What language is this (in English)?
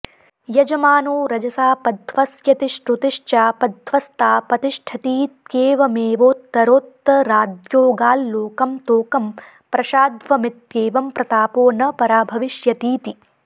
Sanskrit